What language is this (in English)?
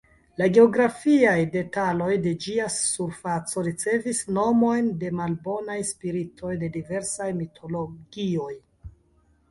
Esperanto